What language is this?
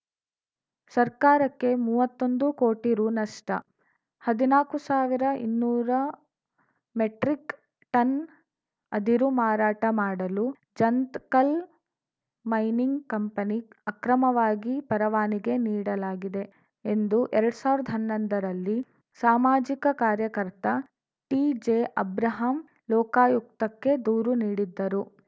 Kannada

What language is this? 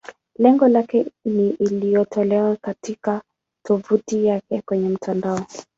Swahili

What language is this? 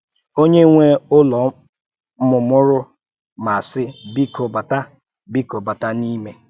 Igbo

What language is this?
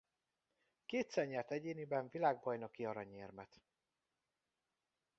Hungarian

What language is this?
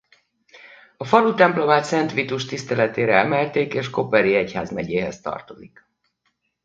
Hungarian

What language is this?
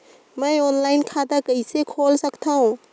Chhattisgarhi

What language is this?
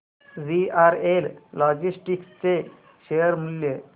Marathi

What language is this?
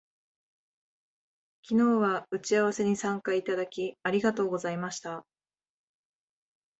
Japanese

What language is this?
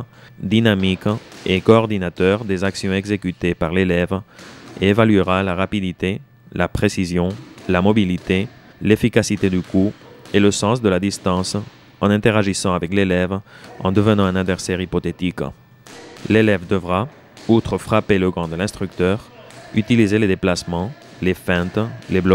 French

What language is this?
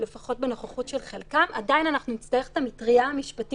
Hebrew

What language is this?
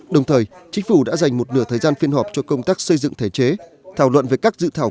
Vietnamese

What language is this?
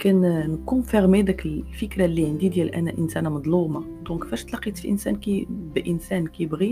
Arabic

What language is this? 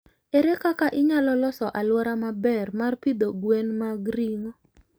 Luo (Kenya and Tanzania)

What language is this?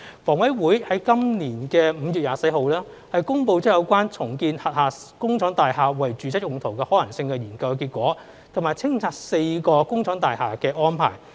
Cantonese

